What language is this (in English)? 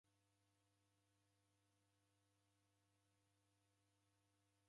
Taita